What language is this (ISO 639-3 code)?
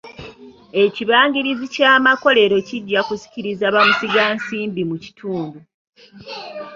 lug